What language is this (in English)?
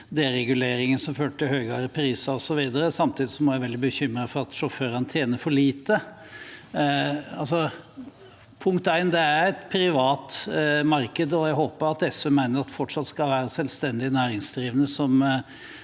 Norwegian